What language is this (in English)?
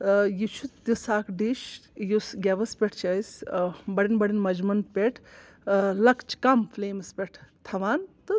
Kashmiri